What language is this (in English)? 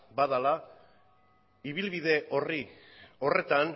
Basque